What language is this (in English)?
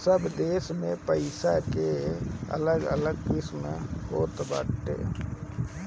Bhojpuri